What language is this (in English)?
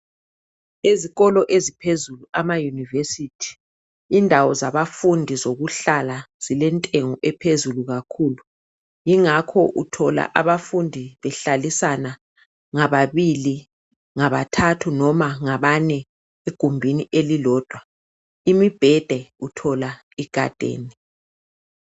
North Ndebele